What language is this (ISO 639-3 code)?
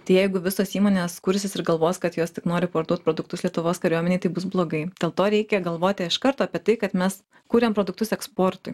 lit